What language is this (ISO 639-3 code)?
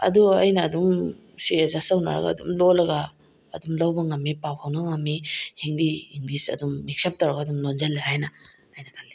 mni